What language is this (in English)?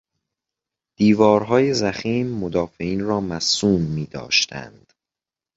Persian